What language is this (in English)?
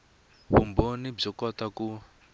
Tsonga